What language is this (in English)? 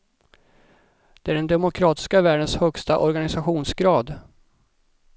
Swedish